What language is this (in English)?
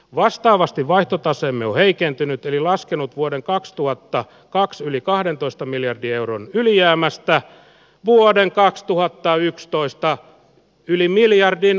Finnish